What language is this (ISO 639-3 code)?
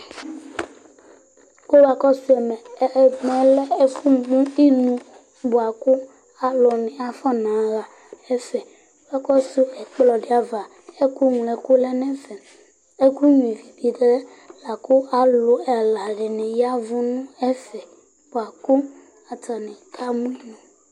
kpo